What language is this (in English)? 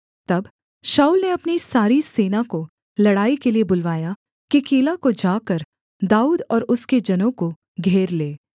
Hindi